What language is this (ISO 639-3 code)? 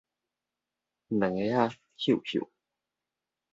nan